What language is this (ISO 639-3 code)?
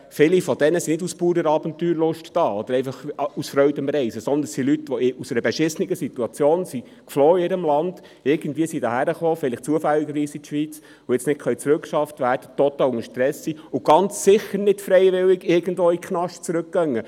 gsw